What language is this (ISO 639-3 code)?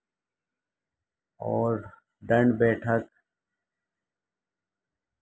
urd